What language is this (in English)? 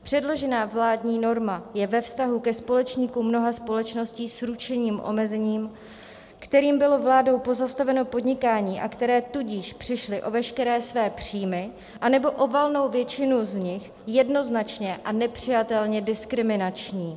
Czech